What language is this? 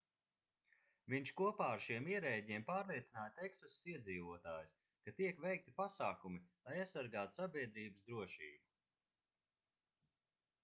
Latvian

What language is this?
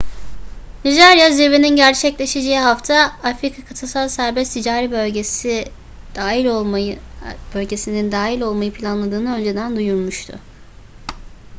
Turkish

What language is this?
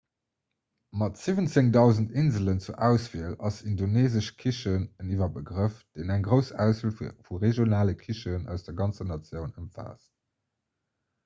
Luxembourgish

